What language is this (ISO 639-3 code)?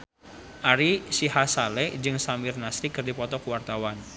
sun